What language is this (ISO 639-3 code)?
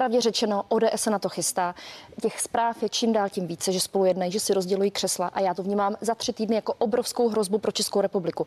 ces